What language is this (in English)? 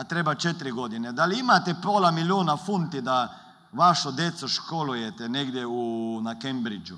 Croatian